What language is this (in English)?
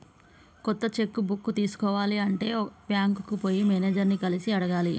Telugu